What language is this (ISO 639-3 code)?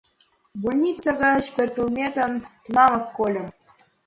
chm